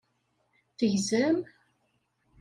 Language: Kabyle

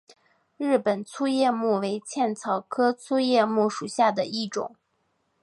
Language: Chinese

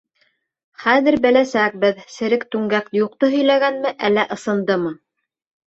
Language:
Bashkir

